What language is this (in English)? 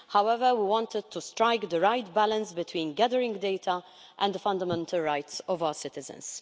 English